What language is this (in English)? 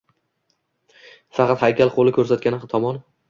Uzbek